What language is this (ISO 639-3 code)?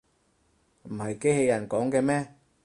yue